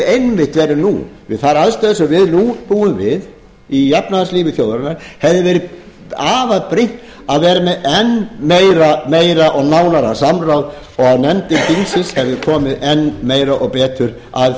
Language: Icelandic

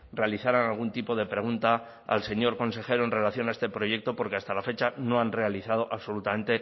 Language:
Spanish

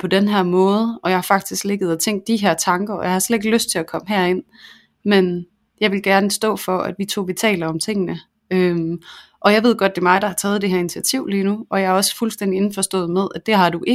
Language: Danish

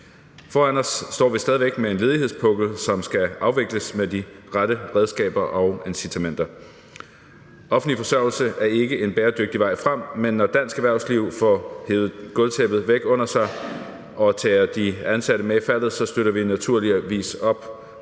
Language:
Danish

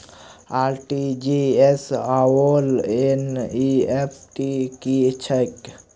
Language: Maithili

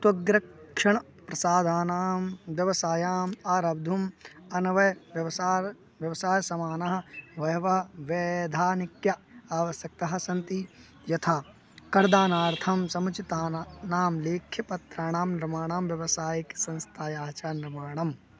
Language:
Sanskrit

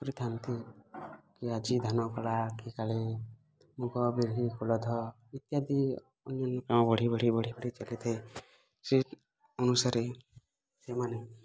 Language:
Odia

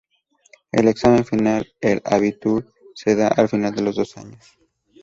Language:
Spanish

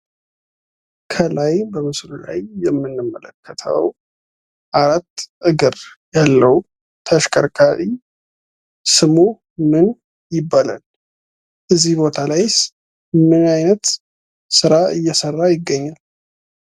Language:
Amharic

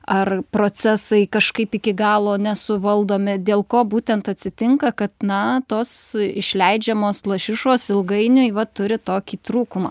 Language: Lithuanian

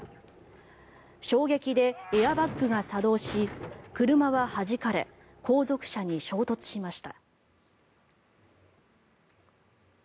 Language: Japanese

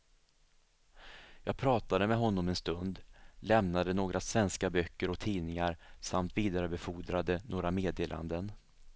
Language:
Swedish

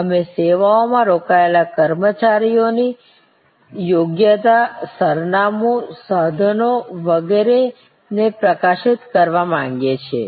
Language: Gujarati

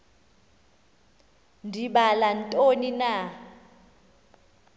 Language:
Xhosa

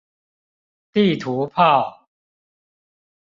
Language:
Chinese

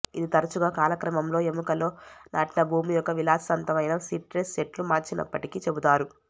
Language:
Telugu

